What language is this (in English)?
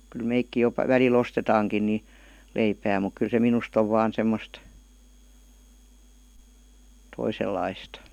Finnish